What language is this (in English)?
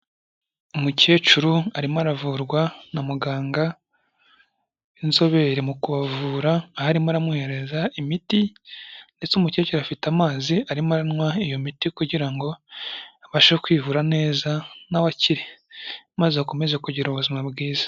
Kinyarwanda